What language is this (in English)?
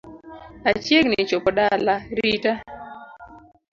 Luo (Kenya and Tanzania)